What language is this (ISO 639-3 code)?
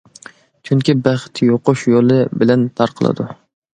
uig